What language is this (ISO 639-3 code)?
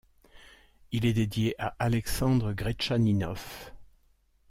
fra